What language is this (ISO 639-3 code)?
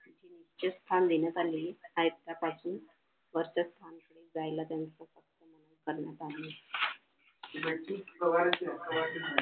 mar